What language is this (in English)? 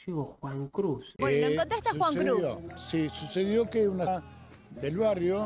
Spanish